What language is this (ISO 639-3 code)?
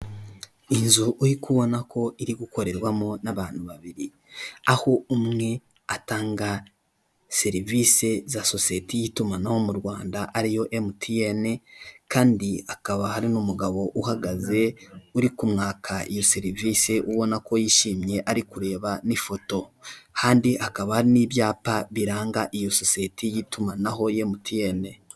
kin